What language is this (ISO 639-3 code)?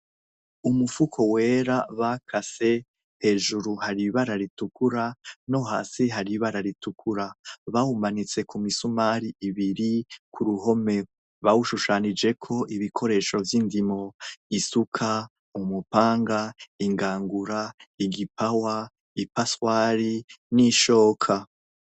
run